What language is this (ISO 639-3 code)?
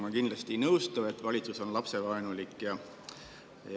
est